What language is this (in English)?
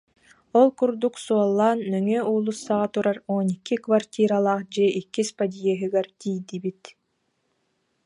Yakut